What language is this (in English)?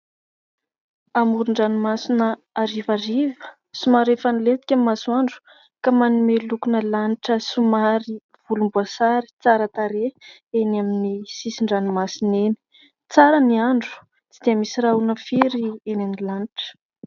Malagasy